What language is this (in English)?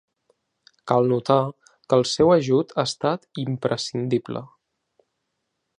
Catalan